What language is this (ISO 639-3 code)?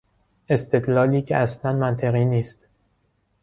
fas